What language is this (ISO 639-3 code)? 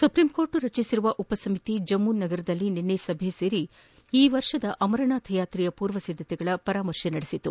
kan